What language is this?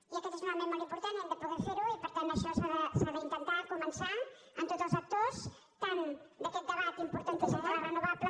Catalan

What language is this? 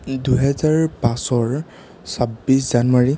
Assamese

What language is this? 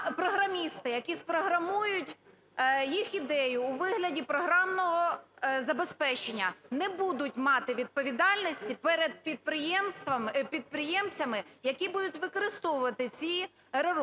Ukrainian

